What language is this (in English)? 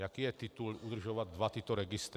Czech